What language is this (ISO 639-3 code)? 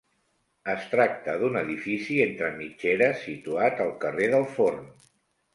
cat